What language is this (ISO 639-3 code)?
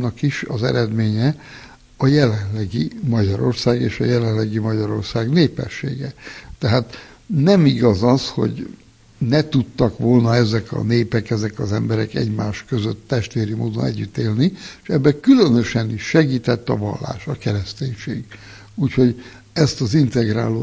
hun